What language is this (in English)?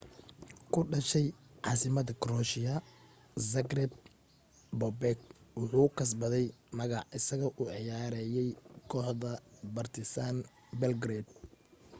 Somali